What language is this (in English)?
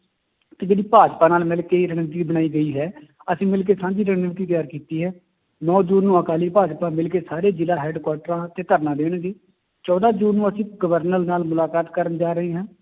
Punjabi